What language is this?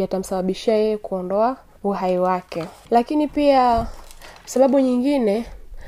Swahili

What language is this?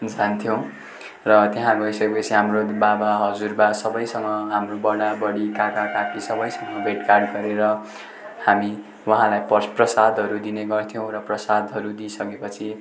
Nepali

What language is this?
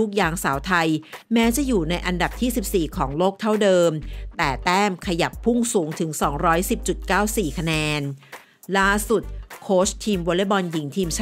Thai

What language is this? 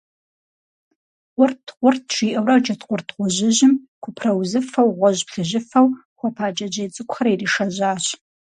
Kabardian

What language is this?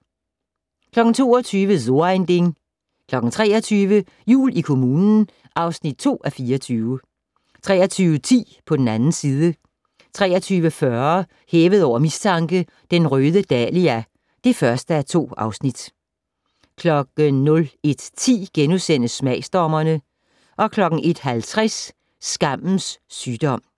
Danish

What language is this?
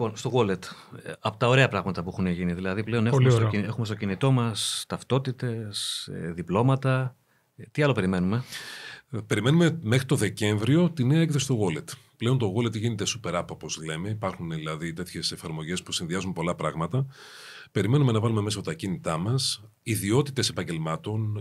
Greek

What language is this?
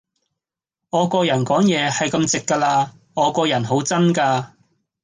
Cantonese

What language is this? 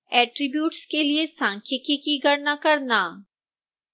Hindi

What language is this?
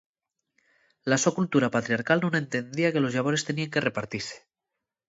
Asturian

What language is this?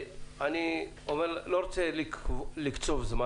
Hebrew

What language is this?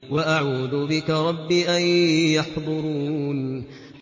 Arabic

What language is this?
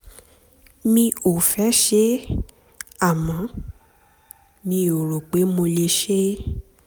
Yoruba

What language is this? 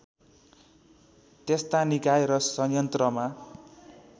Nepali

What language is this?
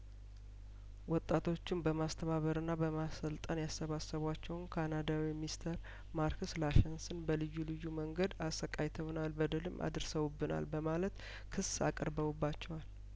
Amharic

